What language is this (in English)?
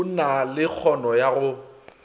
Northern Sotho